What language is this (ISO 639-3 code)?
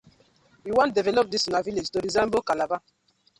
pcm